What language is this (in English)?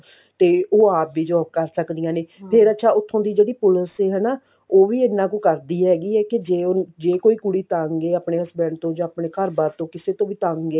Punjabi